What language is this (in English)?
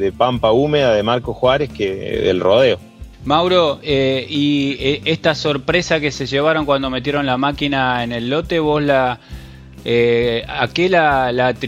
Spanish